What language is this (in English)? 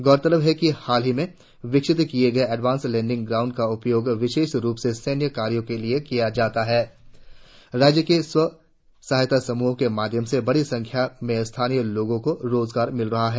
Hindi